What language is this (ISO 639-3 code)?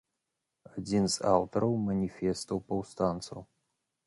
bel